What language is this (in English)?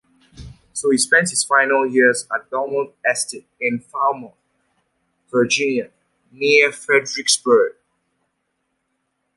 English